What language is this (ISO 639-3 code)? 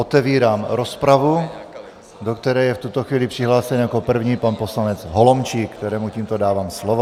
ces